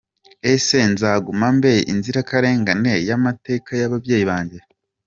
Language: Kinyarwanda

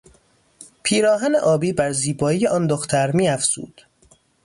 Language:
Persian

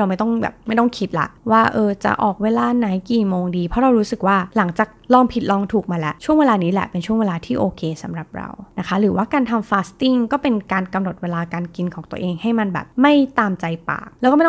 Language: Thai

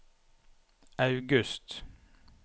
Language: Norwegian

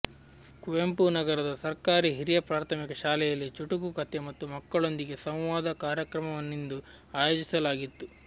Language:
Kannada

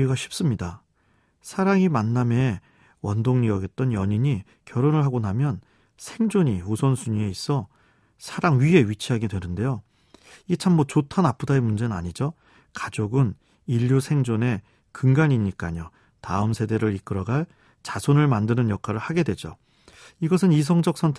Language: Korean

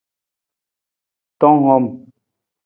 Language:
Nawdm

